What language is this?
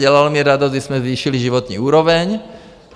Czech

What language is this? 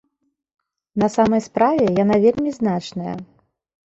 Belarusian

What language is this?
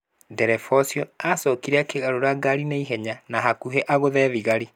Kikuyu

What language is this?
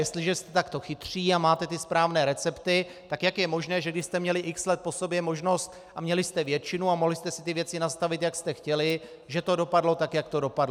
Czech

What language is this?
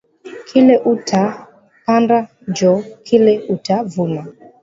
Swahili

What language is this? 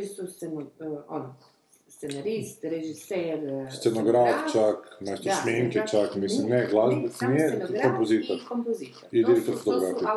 Croatian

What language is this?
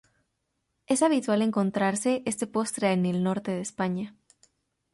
Spanish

